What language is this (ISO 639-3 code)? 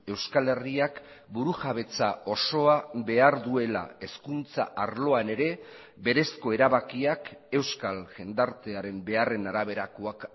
eus